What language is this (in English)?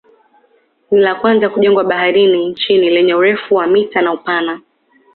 Swahili